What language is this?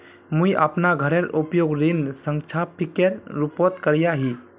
Magahi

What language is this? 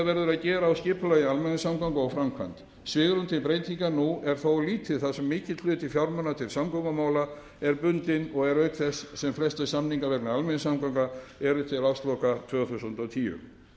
Icelandic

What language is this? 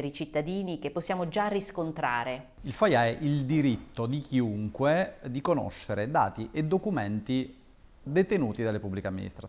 Italian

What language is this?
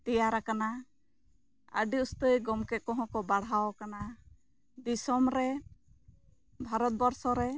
Santali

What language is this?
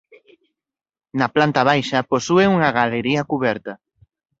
Galician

